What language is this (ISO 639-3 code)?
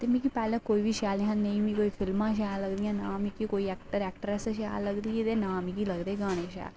doi